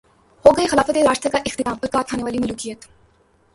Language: Urdu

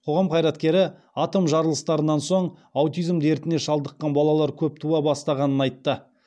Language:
Kazakh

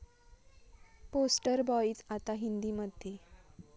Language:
Marathi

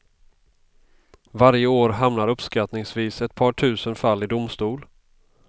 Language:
Swedish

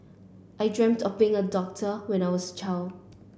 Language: English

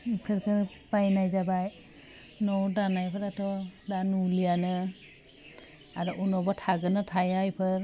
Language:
Bodo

